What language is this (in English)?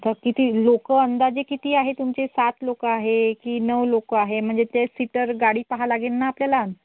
Marathi